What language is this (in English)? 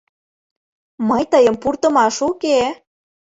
Mari